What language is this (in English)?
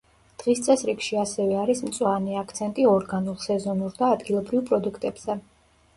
Georgian